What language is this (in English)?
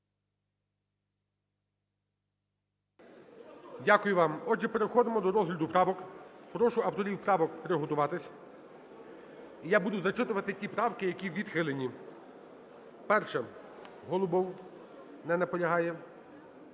Ukrainian